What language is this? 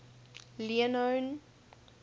English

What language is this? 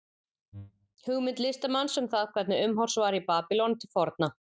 Icelandic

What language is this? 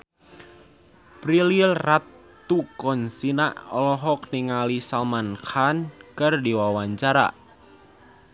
Sundanese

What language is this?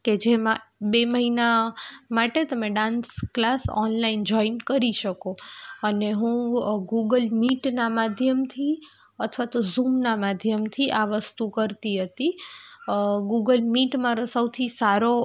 Gujarati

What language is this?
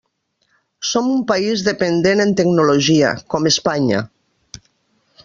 Catalan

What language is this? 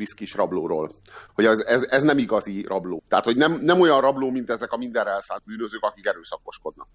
Hungarian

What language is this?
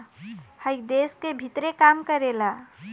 Bhojpuri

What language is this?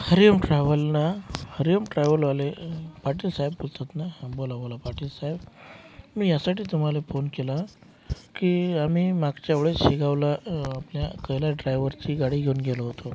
Marathi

